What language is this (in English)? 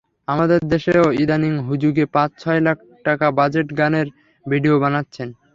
Bangla